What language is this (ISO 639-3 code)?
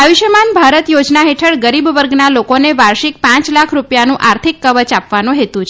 guj